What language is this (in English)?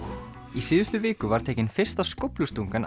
Icelandic